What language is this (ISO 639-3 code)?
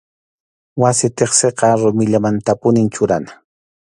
qxu